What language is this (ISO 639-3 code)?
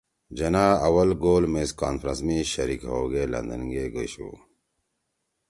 trw